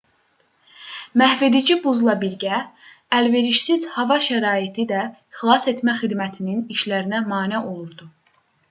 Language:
Azerbaijani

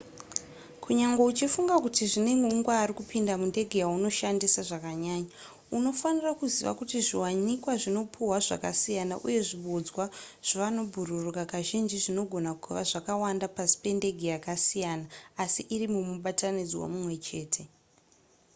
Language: Shona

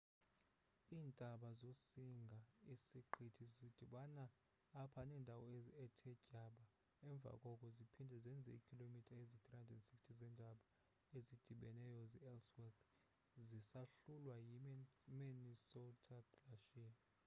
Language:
Xhosa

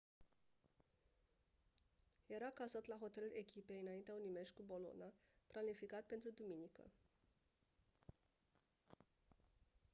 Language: Romanian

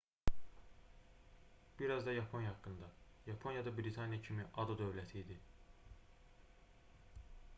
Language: Azerbaijani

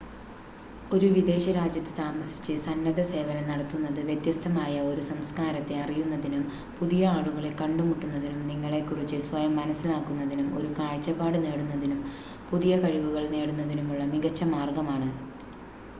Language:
Malayalam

